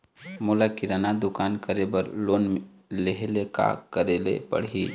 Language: Chhattisgarhi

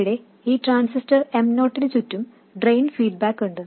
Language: Malayalam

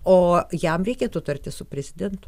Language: Lithuanian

